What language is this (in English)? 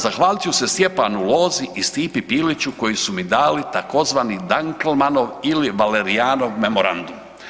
Croatian